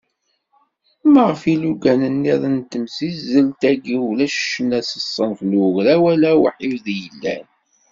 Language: Kabyle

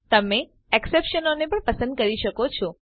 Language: Gujarati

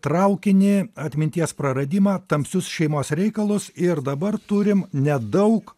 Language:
Lithuanian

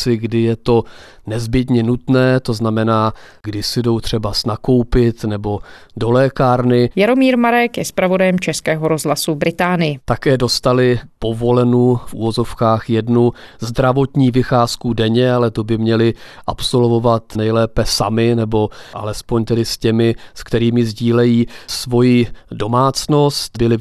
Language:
Czech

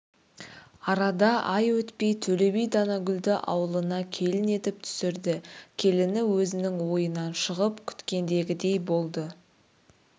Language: Kazakh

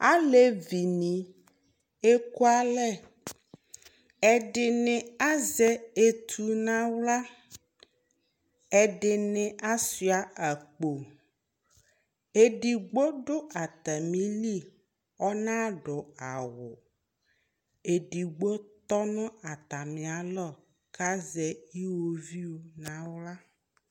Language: Ikposo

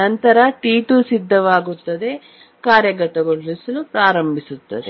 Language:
Kannada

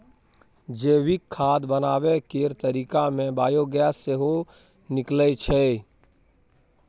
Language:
Maithili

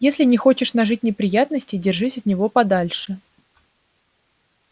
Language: Russian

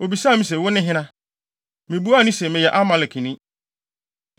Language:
Akan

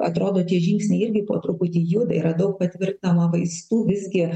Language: Lithuanian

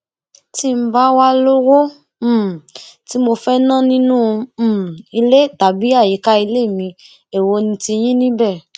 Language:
Yoruba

